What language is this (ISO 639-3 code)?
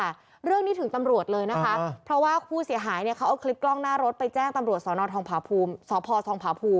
tha